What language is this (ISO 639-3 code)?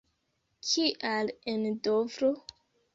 epo